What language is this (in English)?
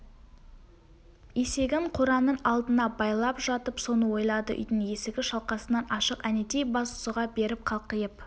Kazakh